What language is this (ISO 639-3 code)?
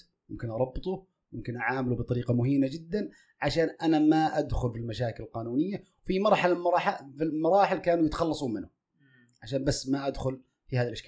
ara